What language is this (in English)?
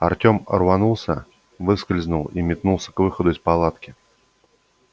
Russian